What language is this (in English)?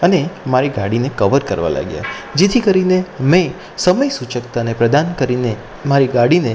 Gujarati